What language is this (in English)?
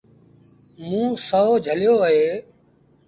Sindhi Bhil